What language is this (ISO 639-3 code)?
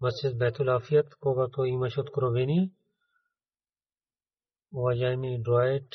bul